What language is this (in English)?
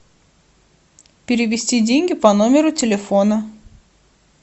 Russian